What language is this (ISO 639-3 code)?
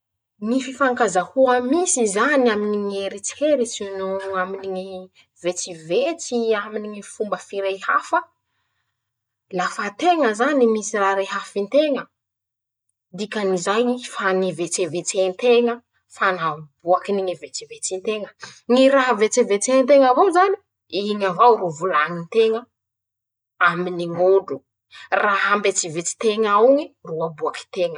msh